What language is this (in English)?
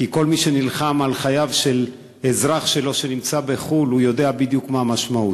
Hebrew